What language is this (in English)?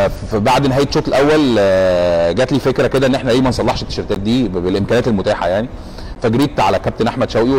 Arabic